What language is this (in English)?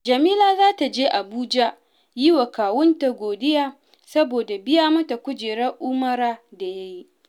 Hausa